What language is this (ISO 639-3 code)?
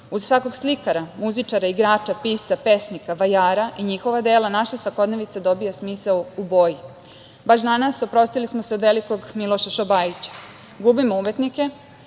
srp